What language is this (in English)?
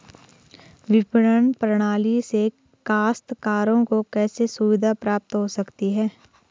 Hindi